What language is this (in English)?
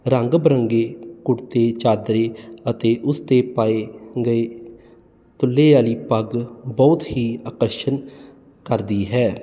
Punjabi